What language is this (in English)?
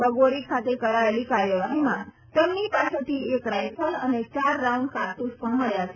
Gujarati